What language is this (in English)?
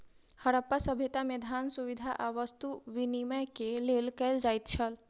Maithili